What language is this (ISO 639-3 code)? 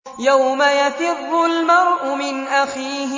ara